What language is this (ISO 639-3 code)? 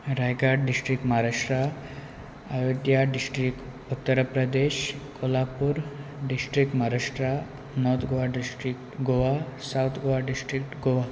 kok